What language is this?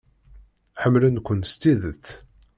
Kabyle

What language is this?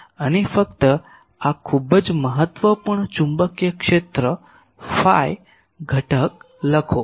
Gujarati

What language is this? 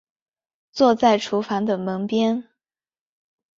Chinese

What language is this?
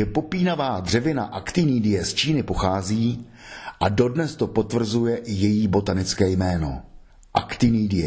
Czech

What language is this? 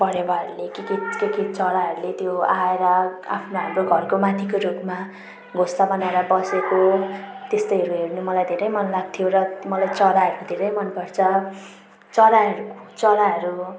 Nepali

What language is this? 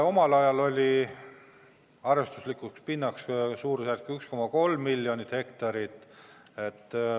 Estonian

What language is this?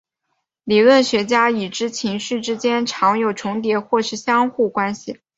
Chinese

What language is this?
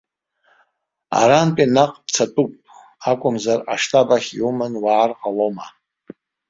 Abkhazian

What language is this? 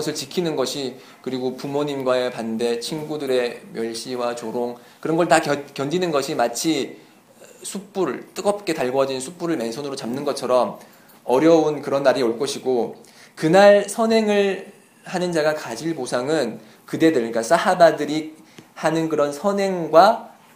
Korean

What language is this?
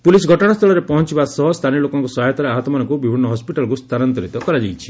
Odia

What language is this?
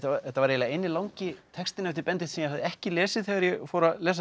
Icelandic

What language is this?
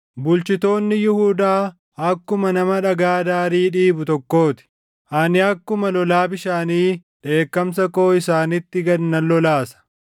Oromo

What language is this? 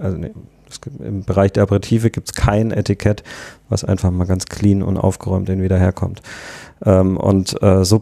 German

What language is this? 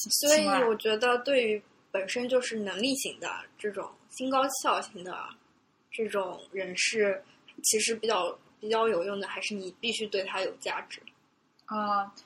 Chinese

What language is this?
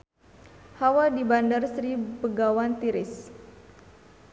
Sundanese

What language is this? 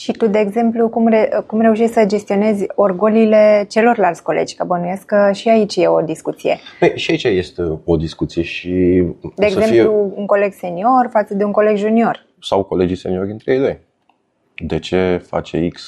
Romanian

